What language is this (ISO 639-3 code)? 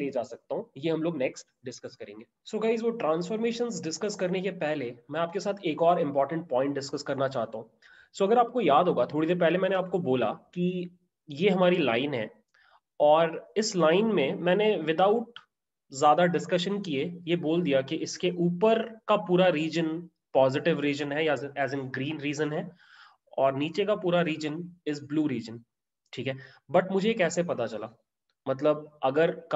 hin